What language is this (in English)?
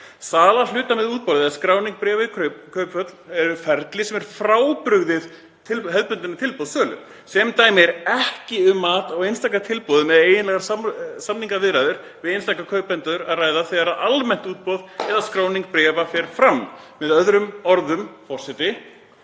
Icelandic